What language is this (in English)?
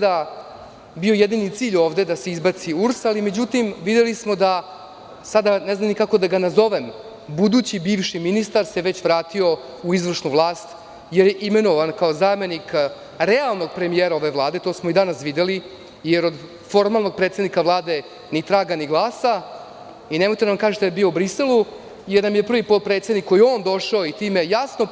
Serbian